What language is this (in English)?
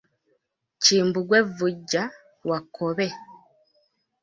Ganda